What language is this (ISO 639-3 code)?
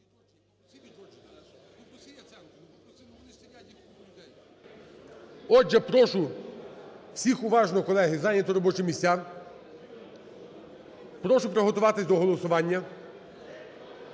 ukr